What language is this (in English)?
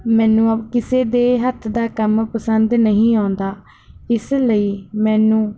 Punjabi